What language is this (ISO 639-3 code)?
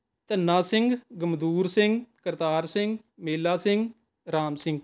pan